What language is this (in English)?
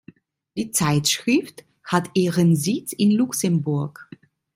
German